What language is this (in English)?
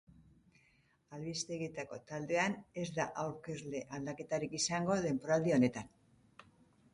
Basque